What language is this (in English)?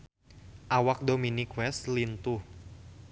Sundanese